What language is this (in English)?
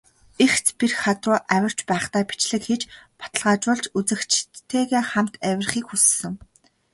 Mongolian